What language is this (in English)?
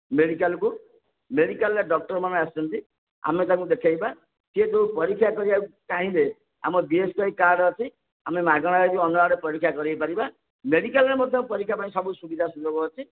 Odia